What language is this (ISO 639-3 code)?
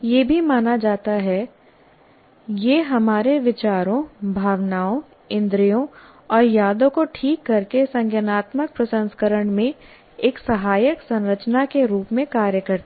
hin